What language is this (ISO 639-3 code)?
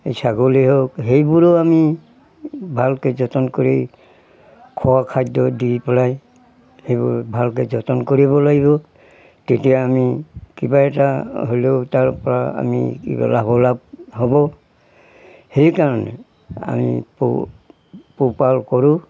asm